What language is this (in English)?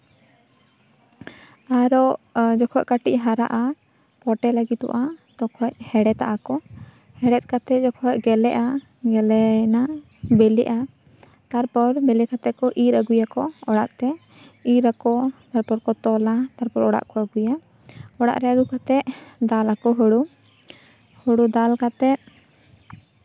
Santali